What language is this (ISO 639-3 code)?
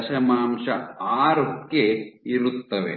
kan